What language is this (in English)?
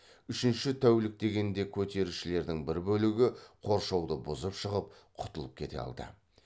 Kazakh